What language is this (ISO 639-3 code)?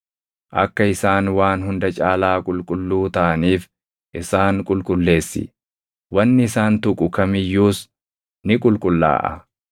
orm